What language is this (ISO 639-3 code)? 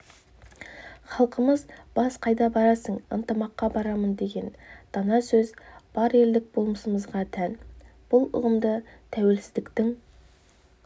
kaz